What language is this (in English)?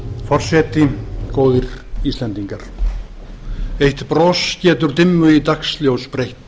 Icelandic